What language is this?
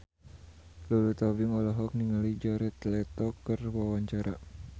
Sundanese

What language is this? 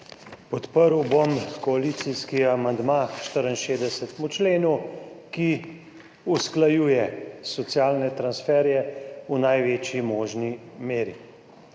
Slovenian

